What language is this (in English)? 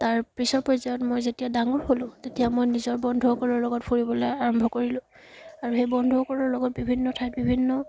Assamese